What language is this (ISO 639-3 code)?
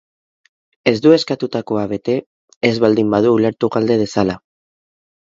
eus